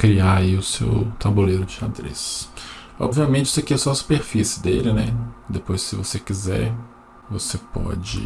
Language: Portuguese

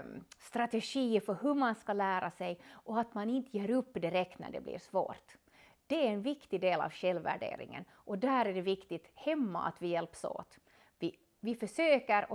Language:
Swedish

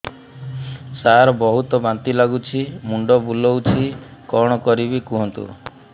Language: Odia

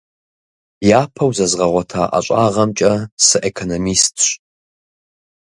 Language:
Kabardian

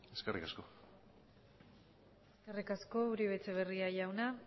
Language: Basque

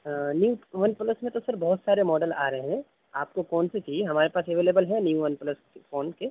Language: Urdu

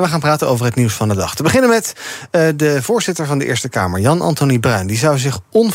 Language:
Dutch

